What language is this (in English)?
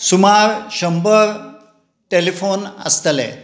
Konkani